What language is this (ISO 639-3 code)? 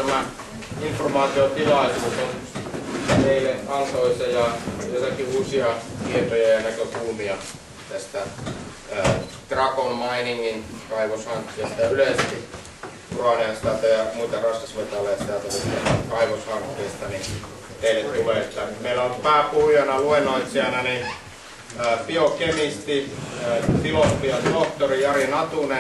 fin